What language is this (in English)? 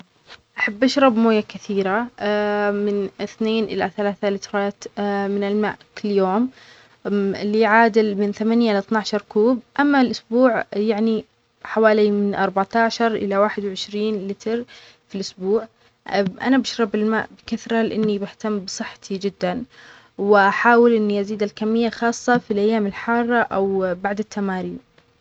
Omani Arabic